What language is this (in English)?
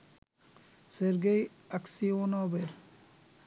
Bangla